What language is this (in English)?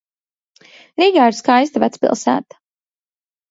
Latvian